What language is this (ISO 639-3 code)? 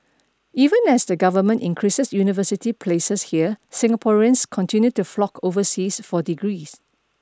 eng